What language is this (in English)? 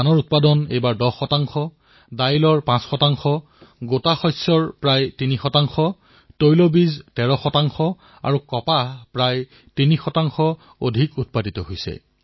Assamese